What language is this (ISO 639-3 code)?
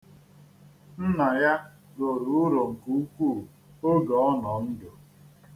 ibo